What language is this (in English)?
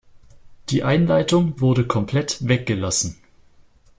German